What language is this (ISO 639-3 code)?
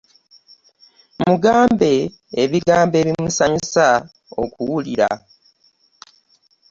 lug